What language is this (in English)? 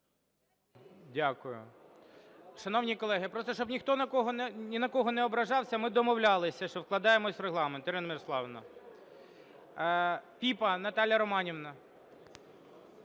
Ukrainian